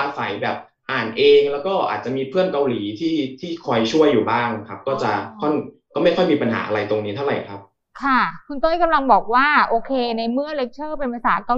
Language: Thai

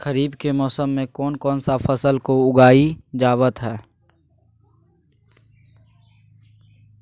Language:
Magahi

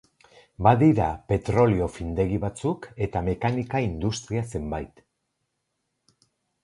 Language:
Basque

